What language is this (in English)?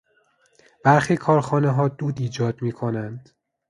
Persian